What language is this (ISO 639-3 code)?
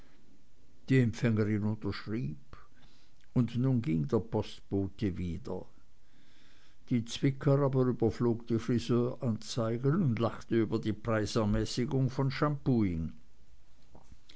deu